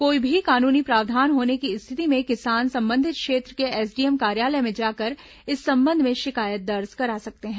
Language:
Hindi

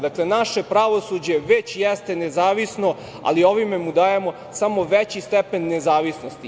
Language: Serbian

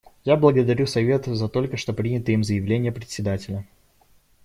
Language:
Russian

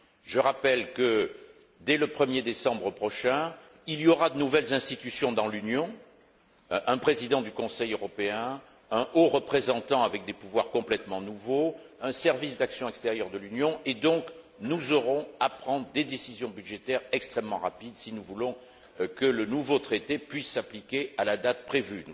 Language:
French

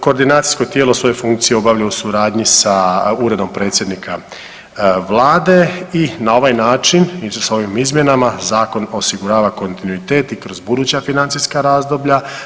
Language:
Croatian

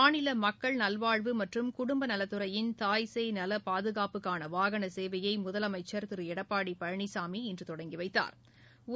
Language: Tamil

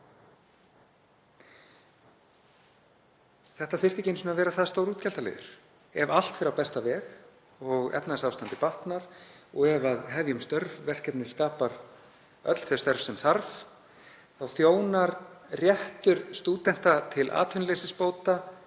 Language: Icelandic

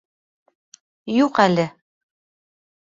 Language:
Bashkir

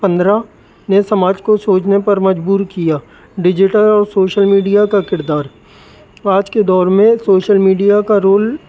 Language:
Urdu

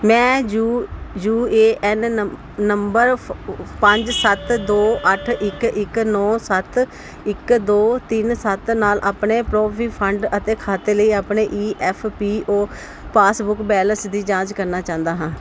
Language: Punjabi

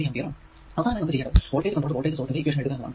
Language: Malayalam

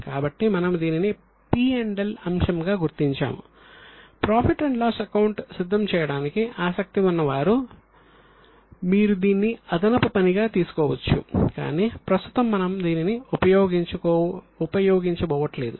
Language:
Telugu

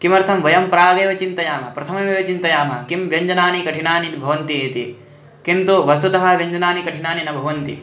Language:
Sanskrit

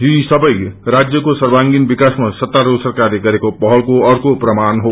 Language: Nepali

